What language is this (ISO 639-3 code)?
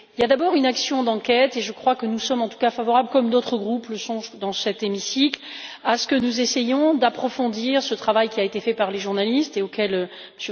fra